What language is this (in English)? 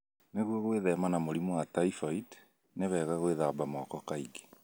Kikuyu